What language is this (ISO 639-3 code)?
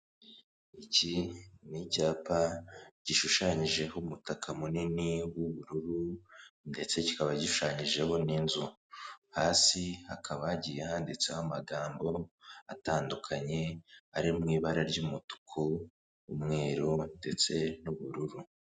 kin